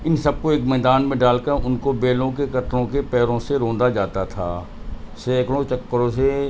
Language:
Urdu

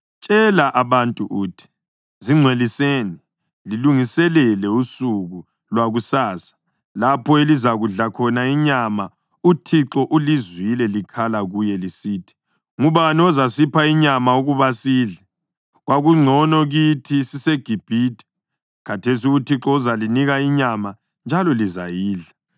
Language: North Ndebele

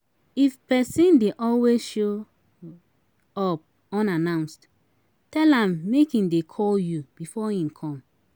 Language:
Nigerian Pidgin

